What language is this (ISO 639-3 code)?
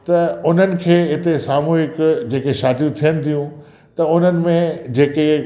snd